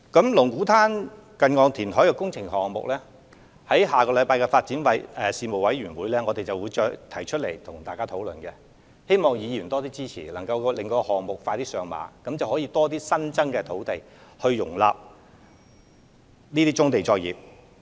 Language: Cantonese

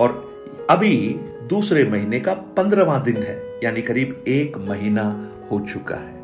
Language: Hindi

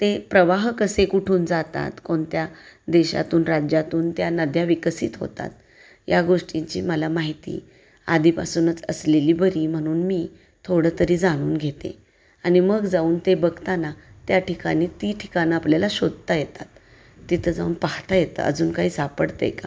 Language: Marathi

